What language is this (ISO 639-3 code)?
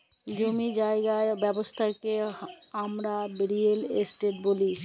ben